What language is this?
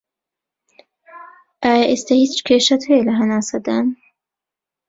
Central Kurdish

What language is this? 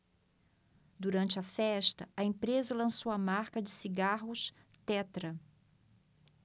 Portuguese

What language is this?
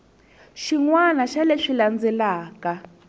Tsonga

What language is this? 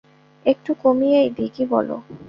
Bangla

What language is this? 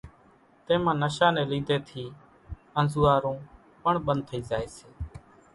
Kachi Koli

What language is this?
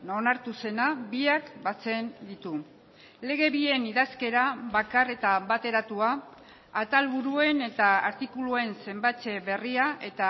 Basque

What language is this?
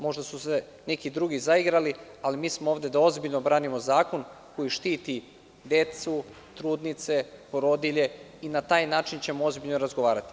Serbian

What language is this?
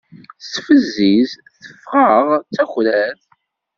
Kabyle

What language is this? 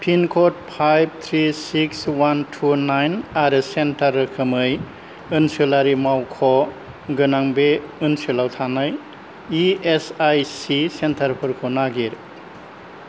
Bodo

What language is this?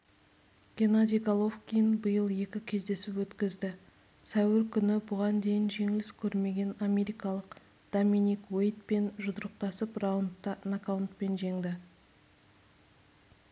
Kazakh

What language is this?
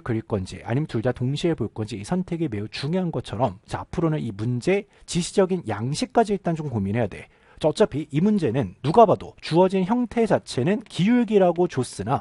Korean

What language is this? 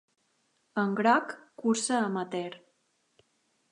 Catalan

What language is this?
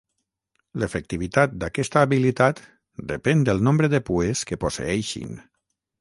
Catalan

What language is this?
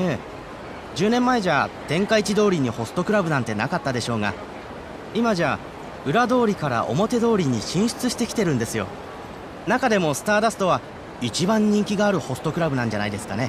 Japanese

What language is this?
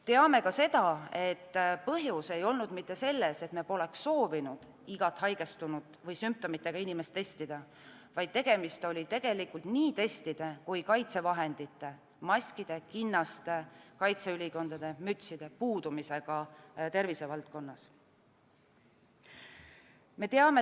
Estonian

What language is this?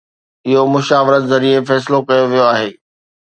Sindhi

